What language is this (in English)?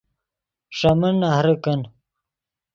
Yidgha